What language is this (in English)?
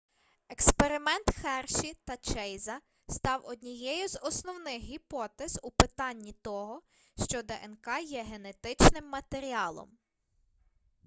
Ukrainian